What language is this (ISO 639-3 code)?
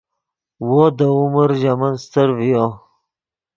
ydg